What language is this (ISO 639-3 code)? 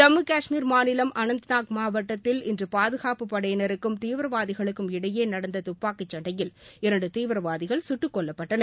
tam